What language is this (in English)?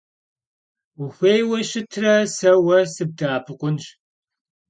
Kabardian